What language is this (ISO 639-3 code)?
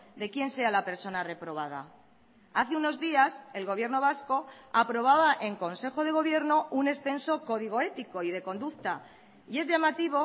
spa